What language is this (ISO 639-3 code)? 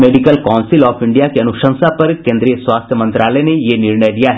hin